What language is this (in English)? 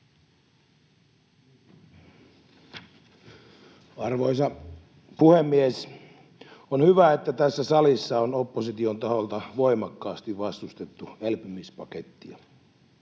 Finnish